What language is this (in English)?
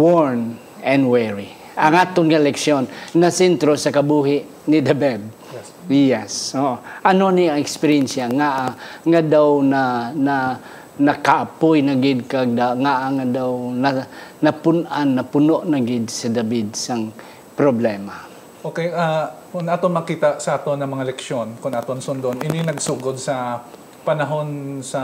Filipino